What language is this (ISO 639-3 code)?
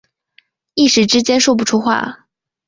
zho